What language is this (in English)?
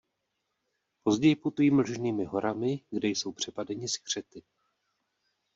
Czech